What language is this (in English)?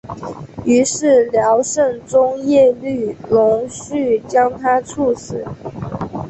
Chinese